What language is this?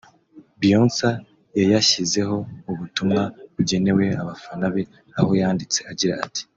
Kinyarwanda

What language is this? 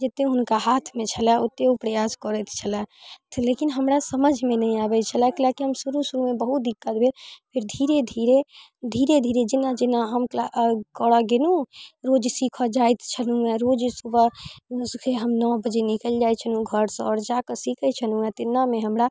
Maithili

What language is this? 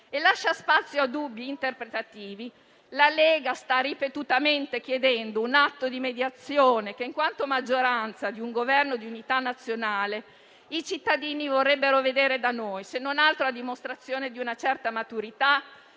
Italian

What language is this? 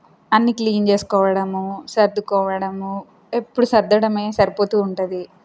Telugu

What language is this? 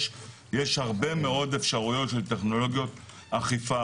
Hebrew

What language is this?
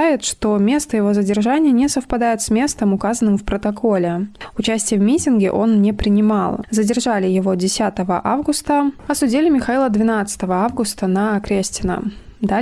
Russian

